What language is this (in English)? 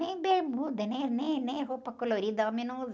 Portuguese